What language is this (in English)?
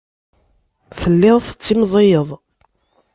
Kabyle